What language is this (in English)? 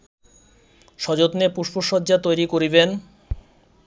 Bangla